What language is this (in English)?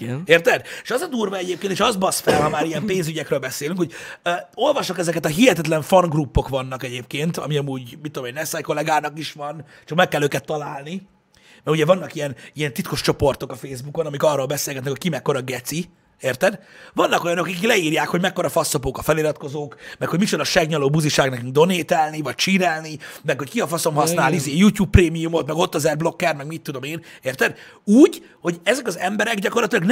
Hungarian